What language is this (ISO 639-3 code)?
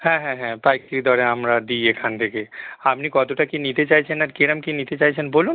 ben